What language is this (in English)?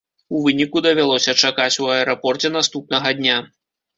Belarusian